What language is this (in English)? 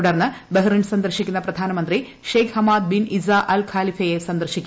Malayalam